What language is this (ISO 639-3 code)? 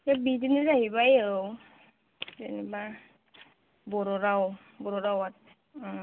brx